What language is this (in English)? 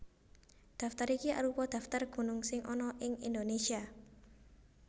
Javanese